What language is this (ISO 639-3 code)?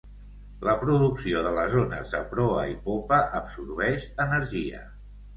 cat